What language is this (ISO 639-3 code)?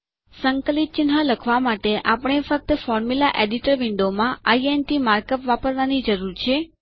guj